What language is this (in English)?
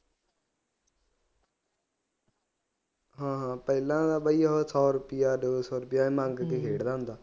Punjabi